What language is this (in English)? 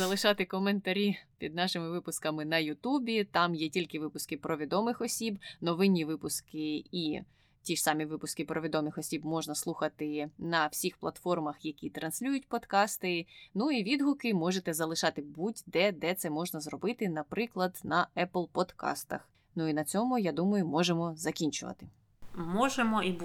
Ukrainian